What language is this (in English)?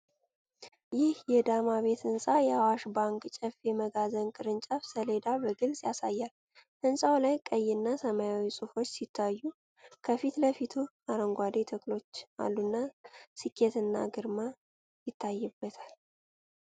Amharic